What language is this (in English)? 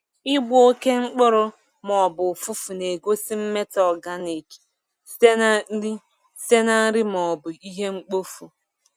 Igbo